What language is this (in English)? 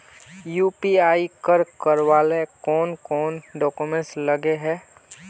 Magahi